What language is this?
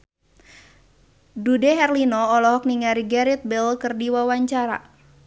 Sundanese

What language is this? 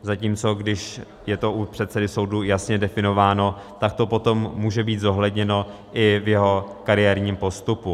Czech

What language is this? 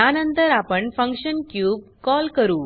Marathi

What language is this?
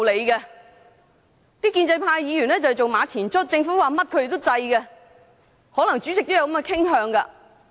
Cantonese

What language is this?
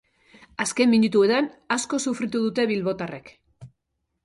Basque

